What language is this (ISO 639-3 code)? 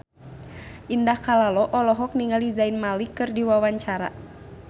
sun